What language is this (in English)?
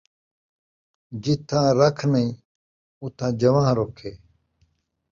Saraiki